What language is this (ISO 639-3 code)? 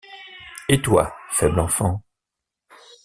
fra